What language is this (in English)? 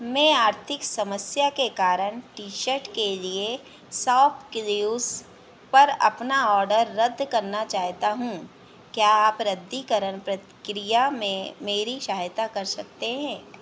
Hindi